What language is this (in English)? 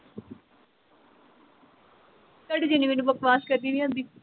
Punjabi